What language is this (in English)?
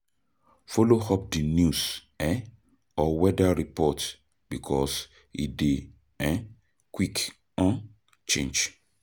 Nigerian Pidgin